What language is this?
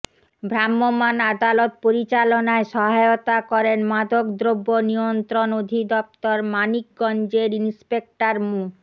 Bangla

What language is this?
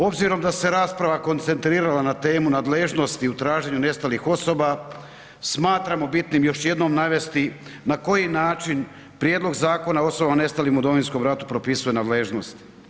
Croatian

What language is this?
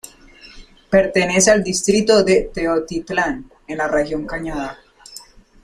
Spanish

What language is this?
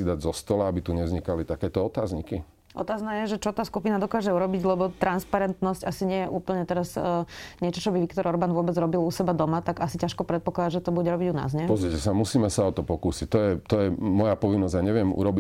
Slovak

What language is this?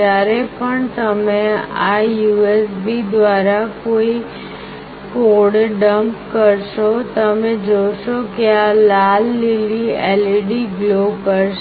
Gujarati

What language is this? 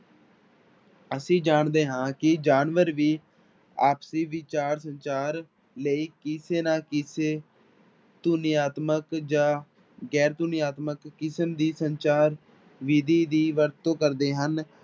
Punjabi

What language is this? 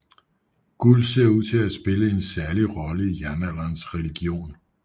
Danish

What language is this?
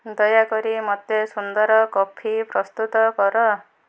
Odia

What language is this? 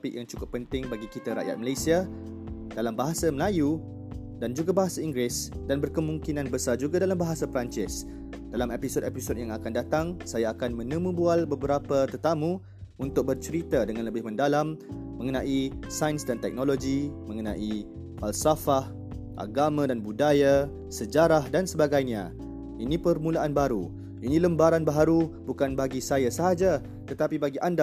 Malay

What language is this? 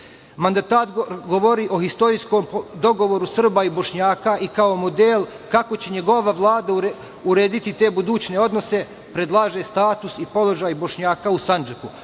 Serbian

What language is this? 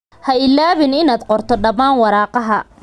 Somali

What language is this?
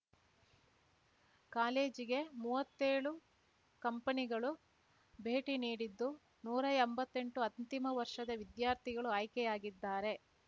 Kannada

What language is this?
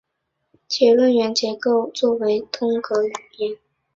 Chinese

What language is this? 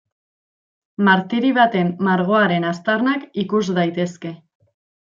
Basque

